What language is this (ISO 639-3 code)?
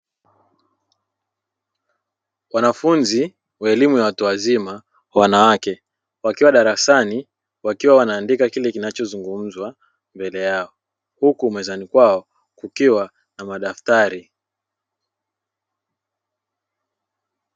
swa